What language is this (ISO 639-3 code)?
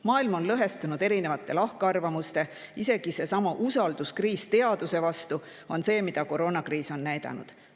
est